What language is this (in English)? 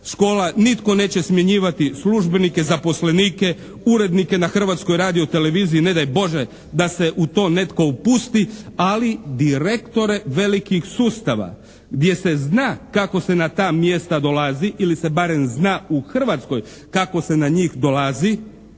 Croatian